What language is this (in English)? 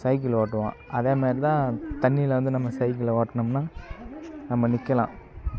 Tamil